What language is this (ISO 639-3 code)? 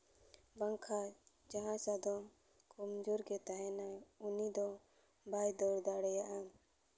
sat